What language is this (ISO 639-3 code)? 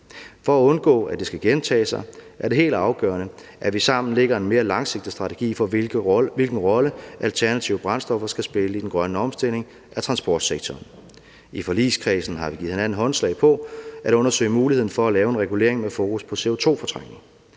dan